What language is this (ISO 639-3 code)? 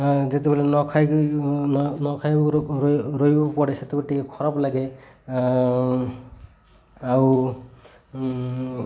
ori